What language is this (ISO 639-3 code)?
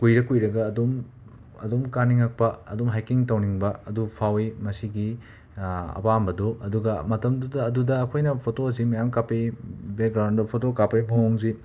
mni